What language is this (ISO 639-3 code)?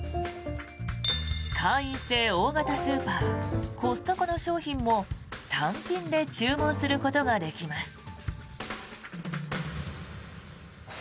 jpn